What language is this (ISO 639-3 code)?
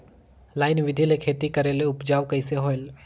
hne